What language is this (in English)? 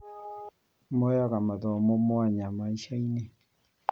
Kikuyu